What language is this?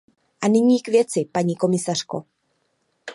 Czech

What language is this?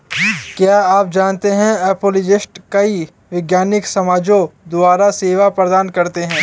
Hindi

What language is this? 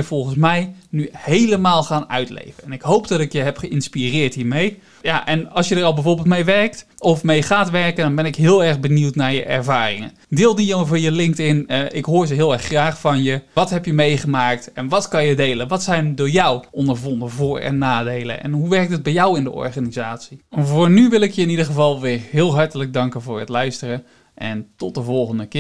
Dutch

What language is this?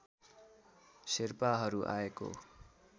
Nepali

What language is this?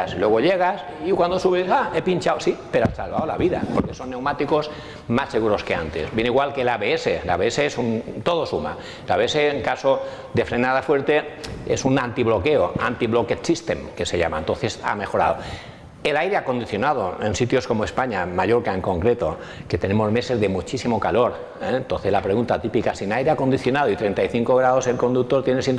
Spanish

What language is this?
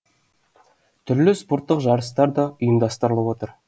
Kazakh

